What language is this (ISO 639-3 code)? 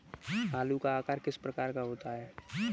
hin